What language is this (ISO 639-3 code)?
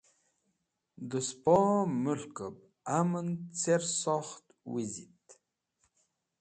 wbl